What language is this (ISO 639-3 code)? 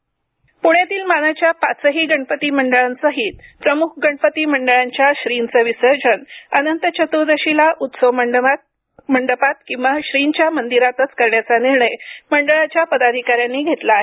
mar